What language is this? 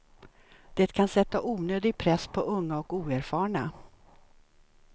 Swedish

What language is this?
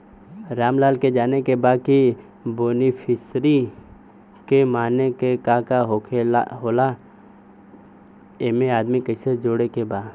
Bhojpuri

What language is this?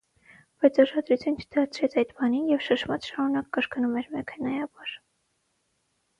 Armenian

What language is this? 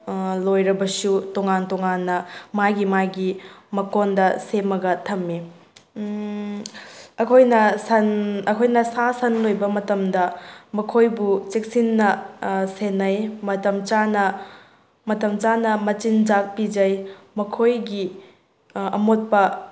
Manipuri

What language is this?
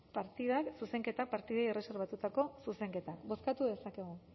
Basque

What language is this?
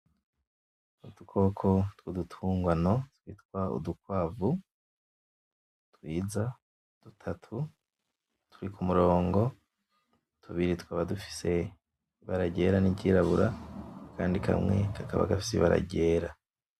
Rundi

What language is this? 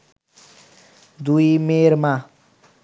Bangla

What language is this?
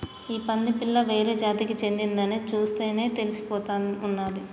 Telugu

